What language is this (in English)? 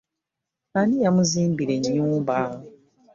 Ganda